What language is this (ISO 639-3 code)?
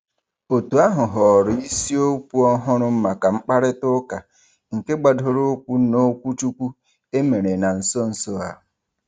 ibo